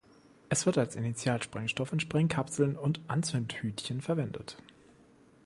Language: German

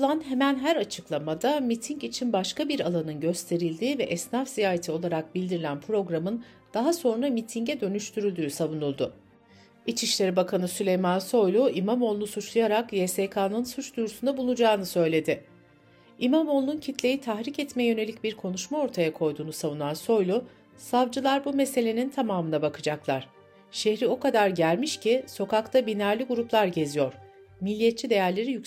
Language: Turkish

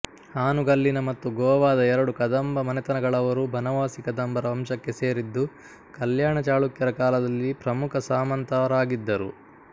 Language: Kannada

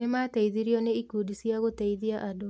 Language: Kikuyu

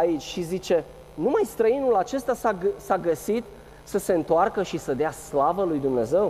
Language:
Romanian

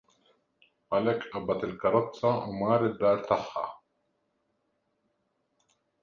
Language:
Maltese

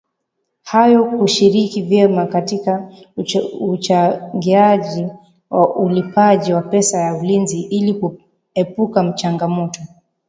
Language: Swahili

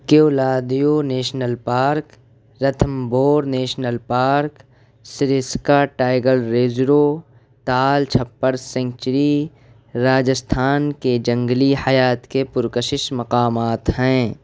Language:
Urdu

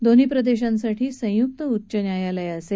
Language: Marathi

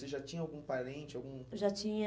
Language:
Portuguese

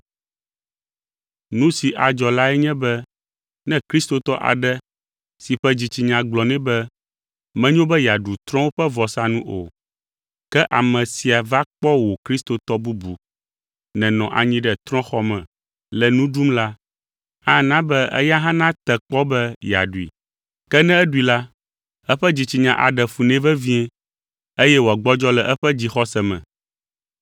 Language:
Ewe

